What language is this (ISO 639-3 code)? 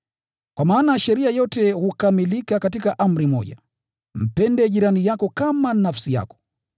swa